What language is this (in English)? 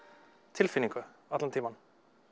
Icelandic